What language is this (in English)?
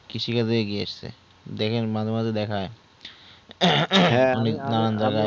Bangla